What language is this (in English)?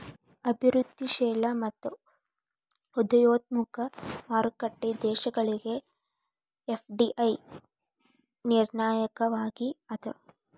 Kannada